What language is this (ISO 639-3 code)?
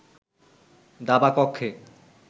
ben